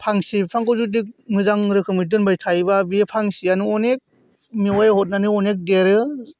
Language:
Bodo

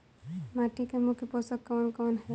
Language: Bhojpuri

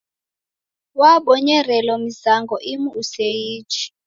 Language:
Taita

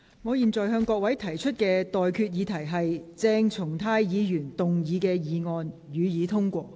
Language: Cantonese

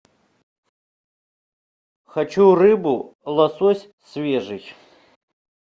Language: Russian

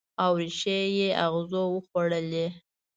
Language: Pashto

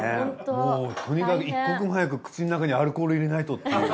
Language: Japanese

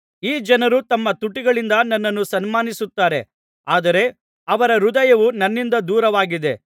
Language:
Kannada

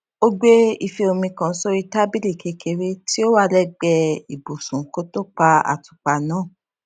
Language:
Yoruba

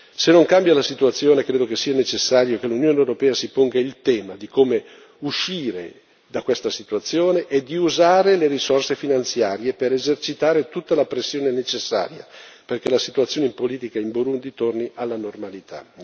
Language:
Italian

